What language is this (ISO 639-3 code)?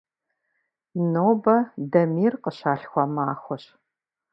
kbd